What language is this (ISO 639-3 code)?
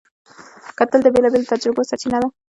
pus